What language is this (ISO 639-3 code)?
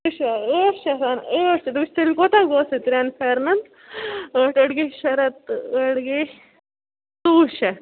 kas